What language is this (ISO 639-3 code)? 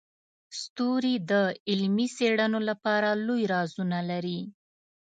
pus